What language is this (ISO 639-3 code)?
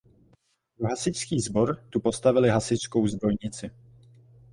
ces